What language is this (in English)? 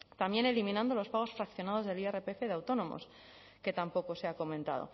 Spanish